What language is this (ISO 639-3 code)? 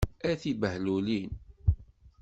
kab